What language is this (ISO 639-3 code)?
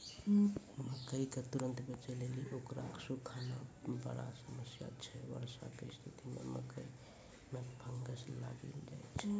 mai